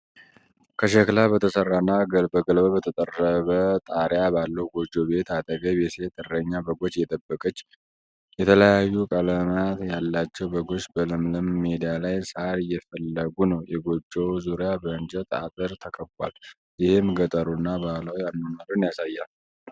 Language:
Amharic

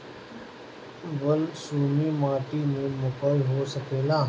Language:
Bhojpuri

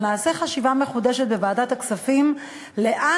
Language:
Hebrew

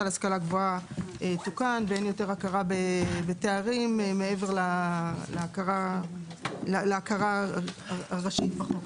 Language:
Hebrew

